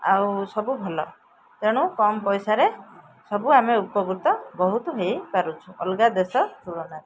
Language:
Odia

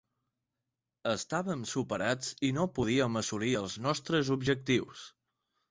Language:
Catalan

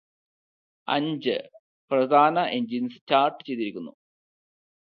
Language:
Malayalam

